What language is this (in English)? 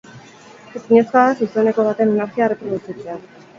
Basque